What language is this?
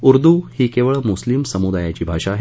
Marathi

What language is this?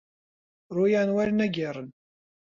Central Kurdish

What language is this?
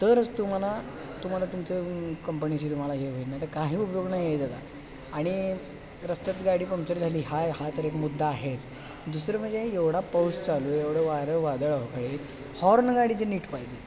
Marathi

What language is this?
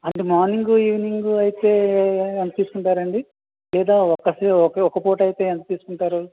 Telugu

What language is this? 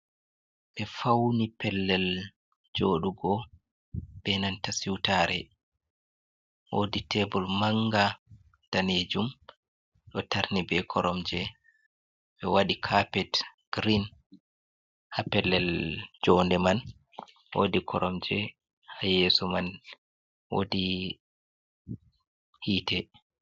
Fula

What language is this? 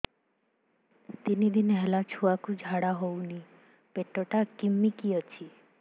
Odia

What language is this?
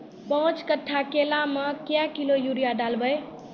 Maithili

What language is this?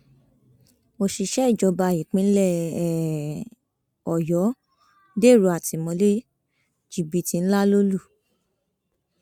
Yoruba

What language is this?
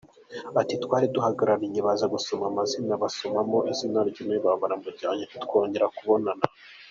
Kinyarwanda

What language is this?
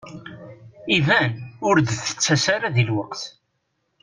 Kabyle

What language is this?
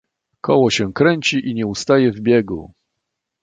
Polish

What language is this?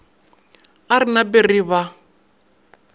Northern Sotho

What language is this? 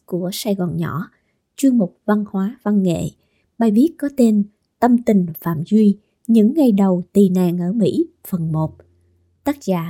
Vietnamese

